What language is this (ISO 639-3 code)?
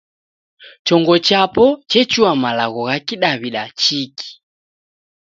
dav